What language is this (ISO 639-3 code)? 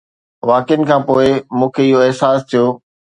snd